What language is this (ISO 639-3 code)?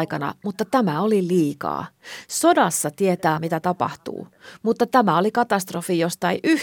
fin